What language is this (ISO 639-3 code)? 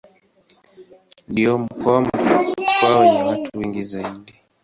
swa